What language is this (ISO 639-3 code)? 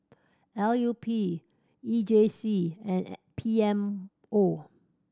eng